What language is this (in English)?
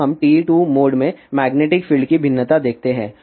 Hindi